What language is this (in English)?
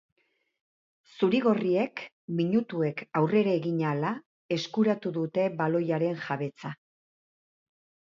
Basque